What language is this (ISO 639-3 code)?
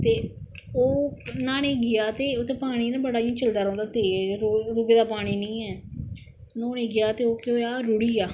doi